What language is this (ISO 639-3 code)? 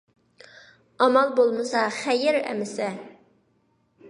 uig